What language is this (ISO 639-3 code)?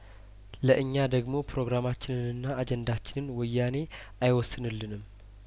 amh